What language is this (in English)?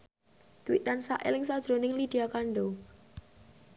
Javanese